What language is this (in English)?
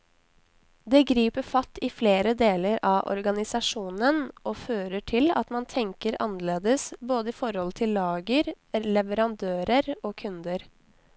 Norwegian